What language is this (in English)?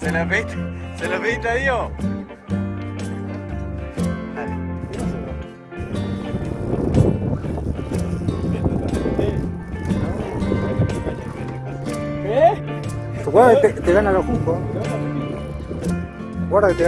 Spanish